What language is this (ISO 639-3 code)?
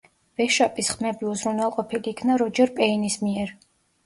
kat